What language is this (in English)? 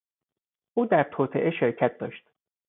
Persian